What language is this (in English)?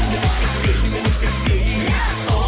Thai